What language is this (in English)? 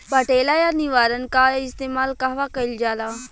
Bhojpuri